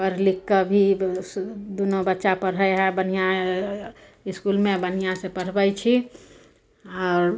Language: Maithili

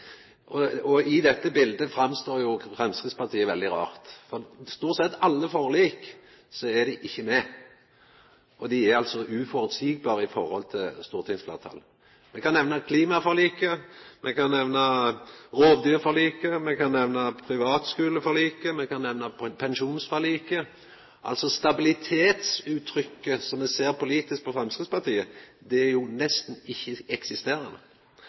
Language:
Norwegian Nynorsk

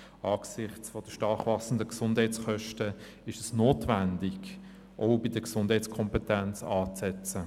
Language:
Swiss German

